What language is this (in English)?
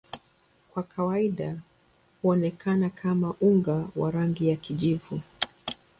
Swahili